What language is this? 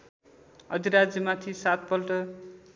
Nepali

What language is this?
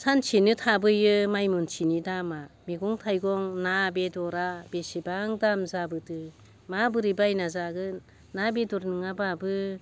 Bodo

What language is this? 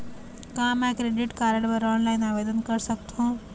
Chhattisgarhi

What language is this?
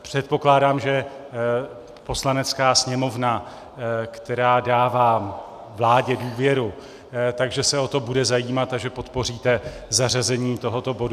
Czech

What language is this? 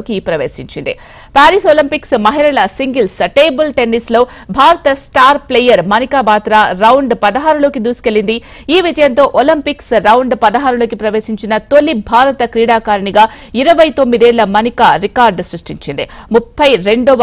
Telugu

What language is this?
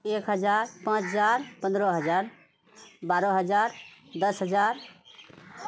Maithili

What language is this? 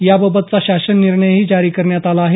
Marathi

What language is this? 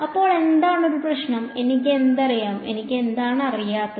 Malayalam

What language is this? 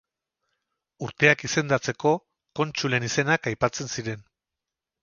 Basque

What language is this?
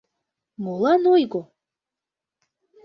Mari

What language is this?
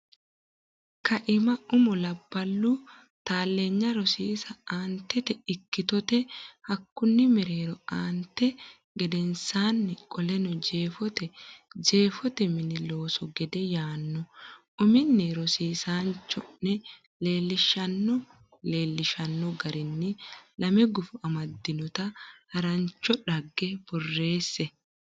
Sidamo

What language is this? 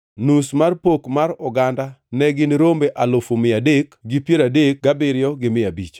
Luo (Kenya and Tanzania)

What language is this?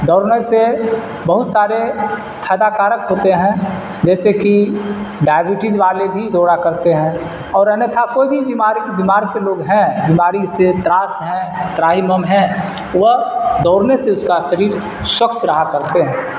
Urdu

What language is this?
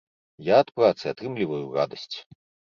Belarusian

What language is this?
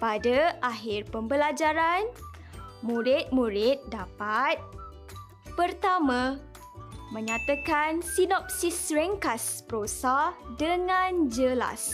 Malay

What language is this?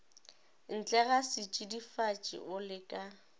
Northern Sotho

